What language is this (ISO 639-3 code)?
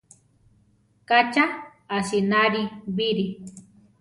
tar